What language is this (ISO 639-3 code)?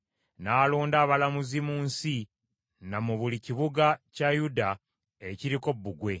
lug